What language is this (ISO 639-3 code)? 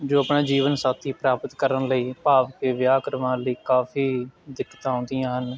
pan